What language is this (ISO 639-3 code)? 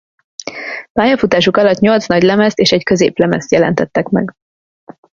hun